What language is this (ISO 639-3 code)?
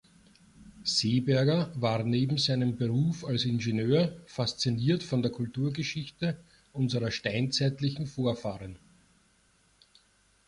deu